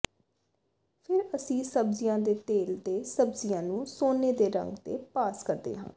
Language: Punjabi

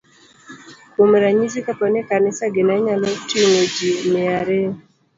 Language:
Luo (Kenya and Tanzania)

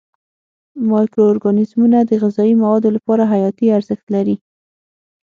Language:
Pashto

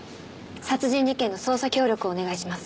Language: Japanese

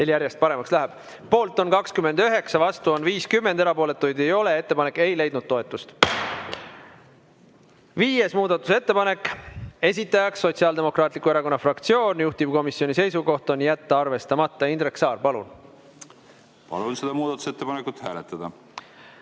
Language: Estonian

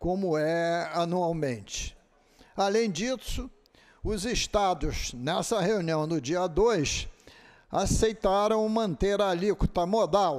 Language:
Portuguese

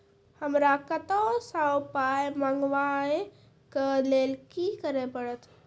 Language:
Maithili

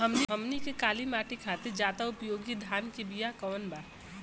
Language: Bhojpuri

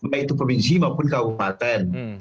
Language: Indonesian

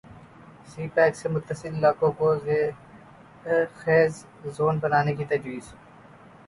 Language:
Urdu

